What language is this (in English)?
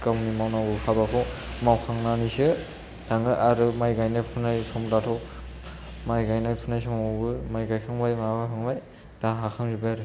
Bodo